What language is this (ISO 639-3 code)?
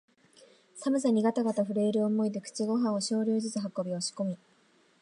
jpn